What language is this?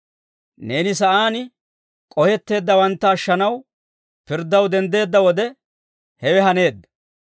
Dawro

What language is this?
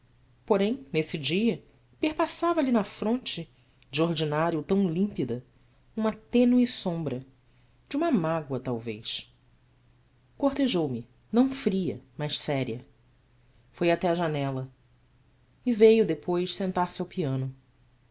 Portuguese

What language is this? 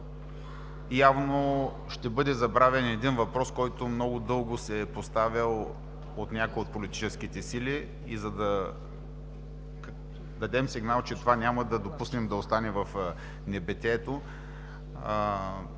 Bulgarian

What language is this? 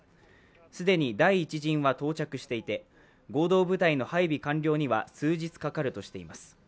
Japanese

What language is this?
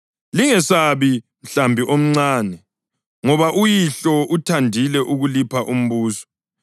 North Ndebele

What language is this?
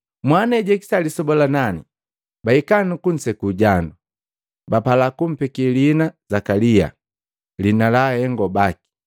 Matengo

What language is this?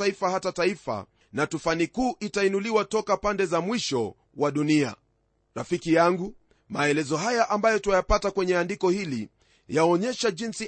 Swahili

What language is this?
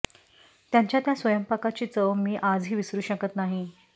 Marathi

